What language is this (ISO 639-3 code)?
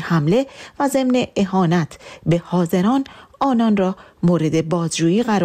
fas